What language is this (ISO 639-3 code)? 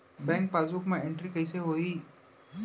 hne